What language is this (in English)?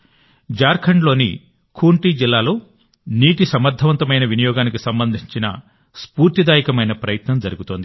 Telugu